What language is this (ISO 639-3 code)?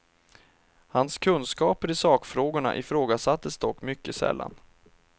swe